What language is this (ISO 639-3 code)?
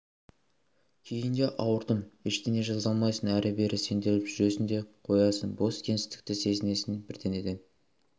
kaz